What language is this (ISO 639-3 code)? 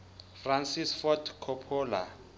sot